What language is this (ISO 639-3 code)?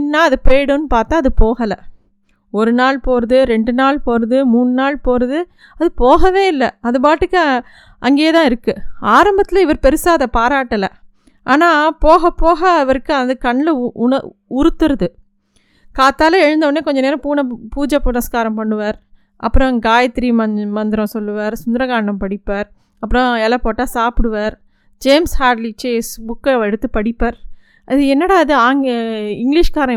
tam